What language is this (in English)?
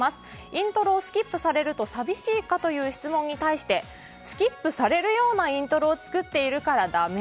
Japanese